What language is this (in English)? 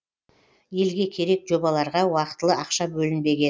Kazakh